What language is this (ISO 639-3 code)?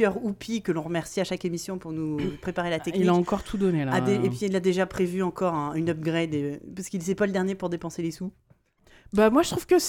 fra